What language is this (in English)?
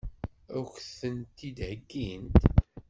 Kabyle